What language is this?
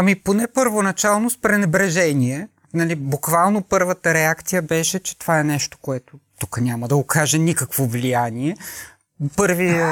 Bulgarian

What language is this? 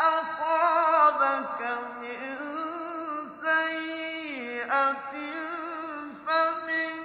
Arabic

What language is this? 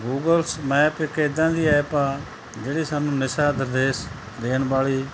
Punjabi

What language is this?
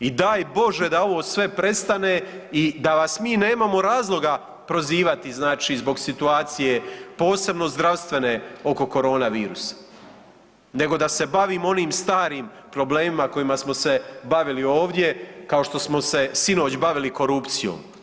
Croatian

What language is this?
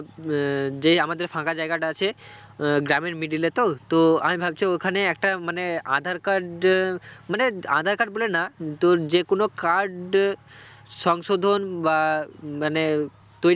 Bangla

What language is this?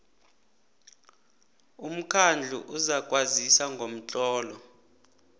South Ndebele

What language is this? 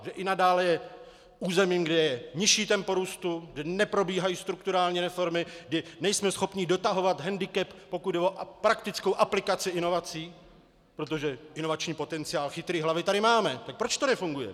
Czech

